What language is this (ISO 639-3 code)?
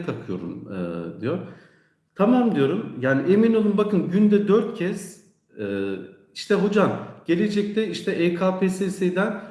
tur